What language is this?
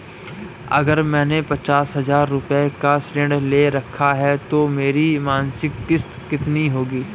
Hindi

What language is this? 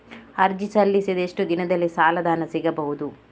Kannada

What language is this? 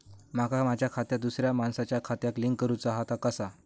Marathi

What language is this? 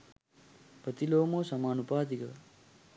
Sinhala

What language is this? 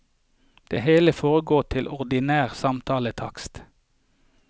Norwegian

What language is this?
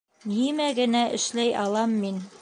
Bashkir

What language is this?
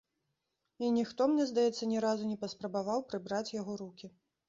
Belarusian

